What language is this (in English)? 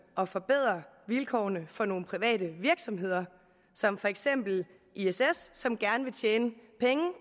Danish